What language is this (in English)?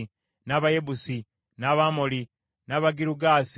Ganda